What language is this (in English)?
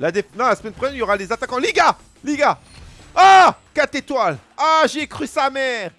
French